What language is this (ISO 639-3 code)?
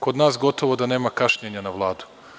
srp